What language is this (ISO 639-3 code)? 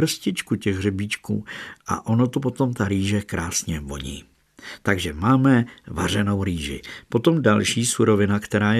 ces